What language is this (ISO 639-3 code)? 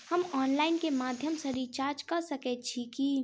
mai